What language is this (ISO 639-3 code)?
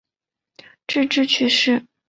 zho